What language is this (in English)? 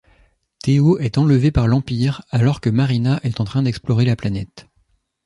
French